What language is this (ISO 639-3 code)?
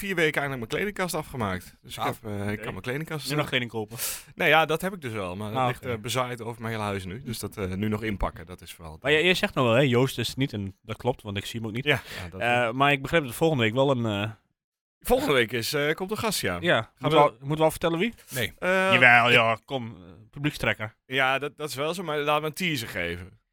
nld